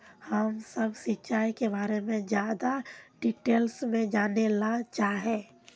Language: Magahi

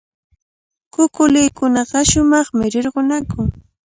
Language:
Cajatambo North Lima Quechua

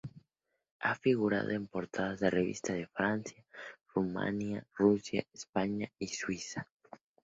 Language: Spanish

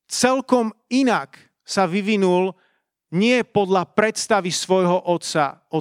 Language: Slovak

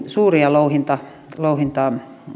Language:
Finnish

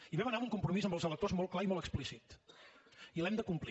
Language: Catalan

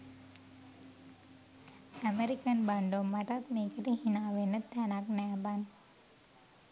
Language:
Sinhala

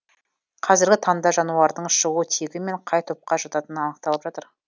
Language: Kazakh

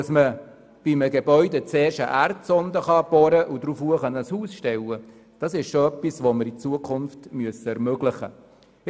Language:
Swiss German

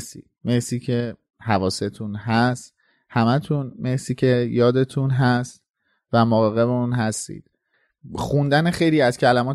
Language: Persian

